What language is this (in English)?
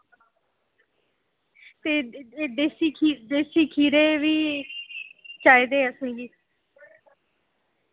Dogri